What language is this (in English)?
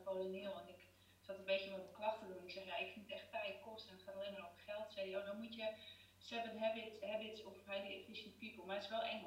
Dutch